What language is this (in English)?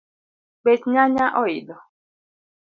Luo (Kenya and Tanzania)